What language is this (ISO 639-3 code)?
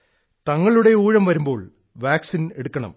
mal